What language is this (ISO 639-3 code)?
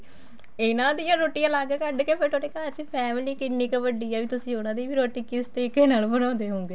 pan